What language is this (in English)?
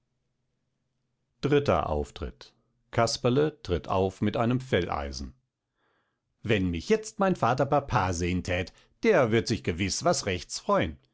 German